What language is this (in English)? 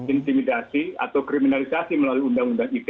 Indonesian